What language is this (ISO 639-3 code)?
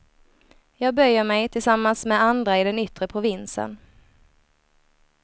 swe